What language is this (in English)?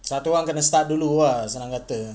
English